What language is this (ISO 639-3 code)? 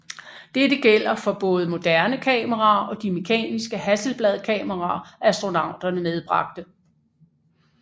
dan